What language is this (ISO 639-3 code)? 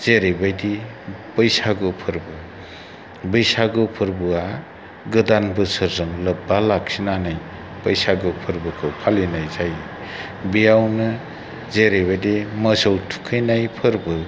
brx